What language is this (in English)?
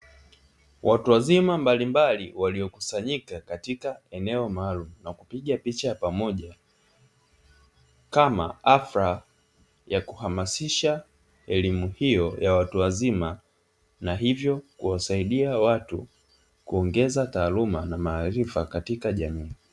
Swahili